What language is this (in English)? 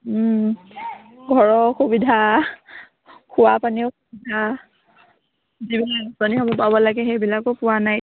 Assamese